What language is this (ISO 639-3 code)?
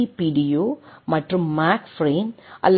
tam